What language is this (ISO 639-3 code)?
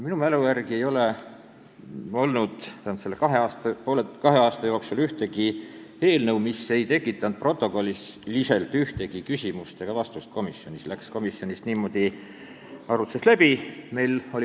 est